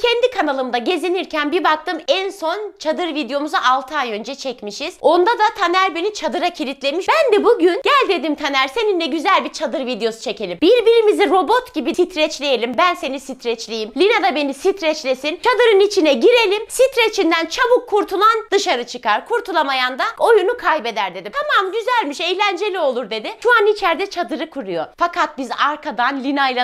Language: Turkish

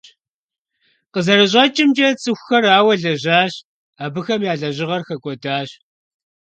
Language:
Kabardian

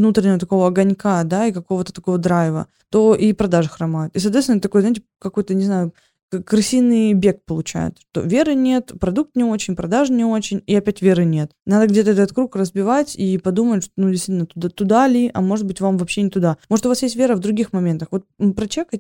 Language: Russian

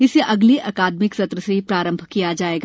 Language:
Hindi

